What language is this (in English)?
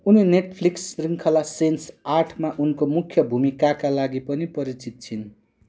Nepali